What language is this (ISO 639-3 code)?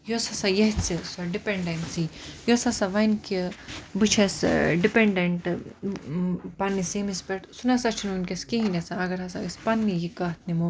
kas